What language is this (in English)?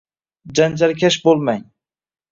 Uzbek